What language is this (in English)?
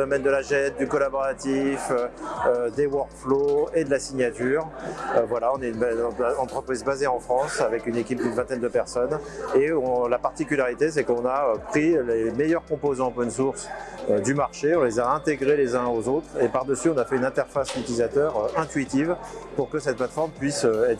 French